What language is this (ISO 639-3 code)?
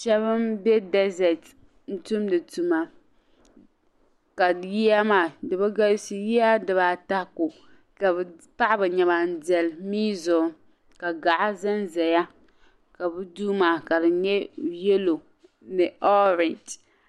dag